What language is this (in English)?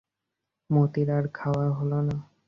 Bangla